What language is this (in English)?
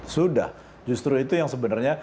Indonesian